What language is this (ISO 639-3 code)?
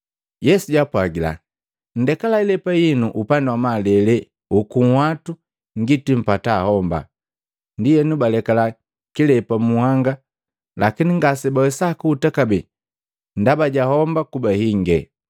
mgv